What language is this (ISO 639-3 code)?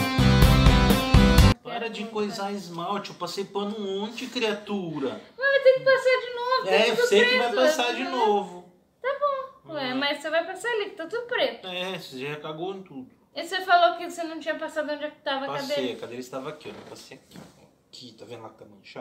por